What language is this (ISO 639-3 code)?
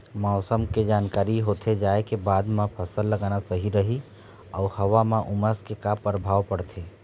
hne